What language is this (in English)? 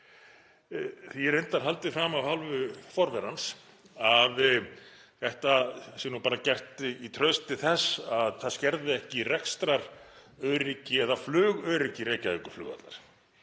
Icelandic